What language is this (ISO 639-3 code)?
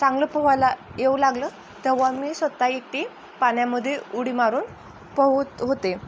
mar